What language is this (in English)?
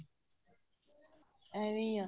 Punjabi